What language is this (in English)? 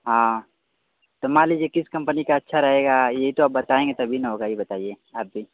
Hindi